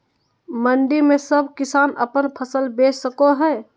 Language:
Magahi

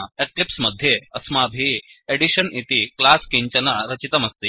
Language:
Sanskrit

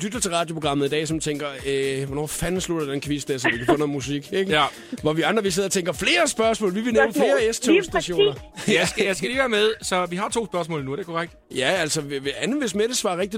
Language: Danish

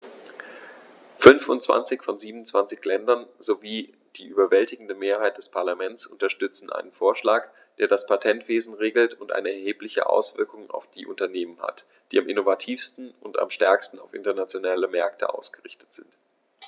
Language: German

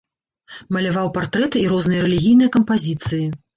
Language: Belarusian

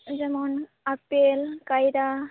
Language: Santali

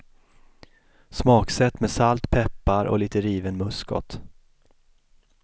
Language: Swedish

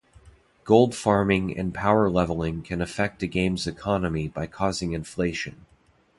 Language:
English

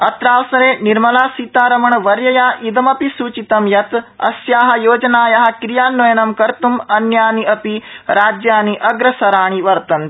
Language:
Sanskrit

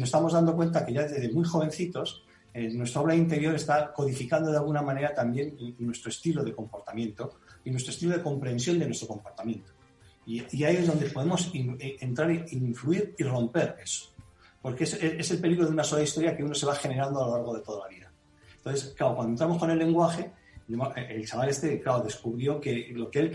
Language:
Spanish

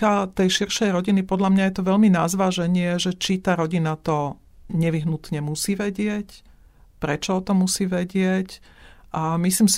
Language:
Slovak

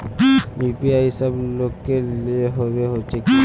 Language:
Magahi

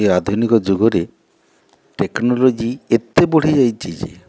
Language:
Odia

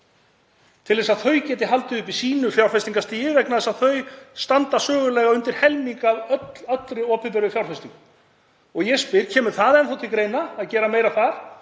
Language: Icelandic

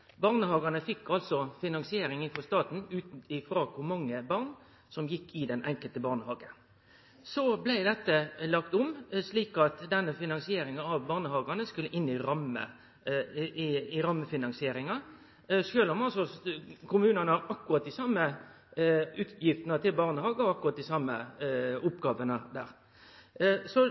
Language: Norwegian Nynorsk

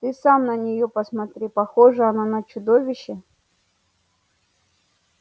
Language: Russian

